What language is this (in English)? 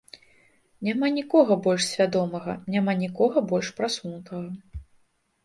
Belarusian